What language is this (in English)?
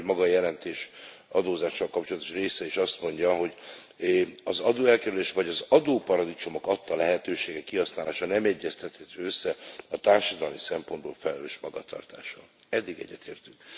Hungarian